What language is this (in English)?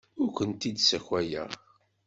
Kabyle